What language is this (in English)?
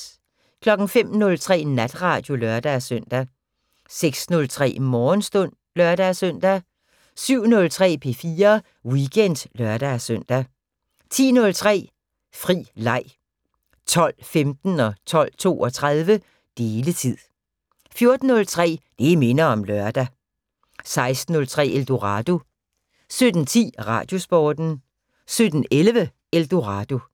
Danish